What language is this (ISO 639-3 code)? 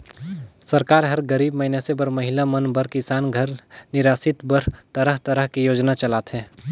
hne